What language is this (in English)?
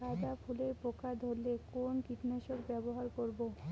Bangla